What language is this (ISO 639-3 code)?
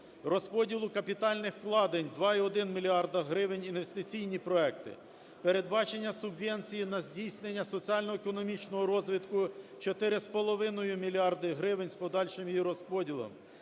ukr